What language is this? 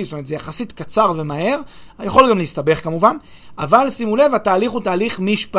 Hebrew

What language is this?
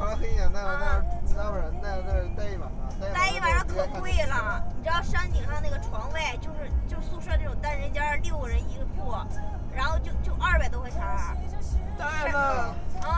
Chinese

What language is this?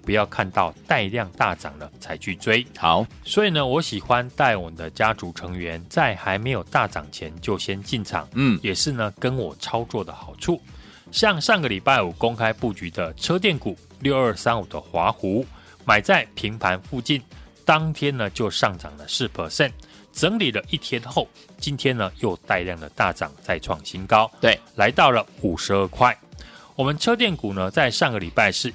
Chinese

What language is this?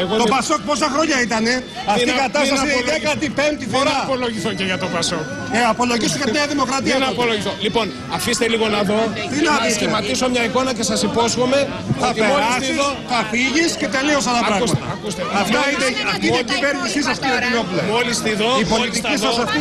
Greek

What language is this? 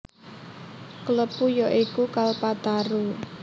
Javanese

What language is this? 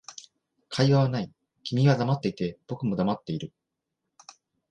Japanese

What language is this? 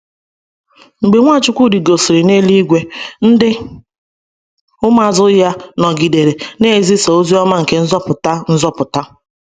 Igbo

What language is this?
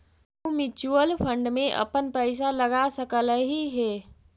Magahi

